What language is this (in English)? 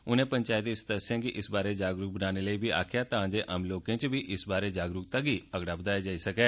Dogri